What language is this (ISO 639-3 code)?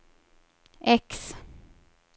swe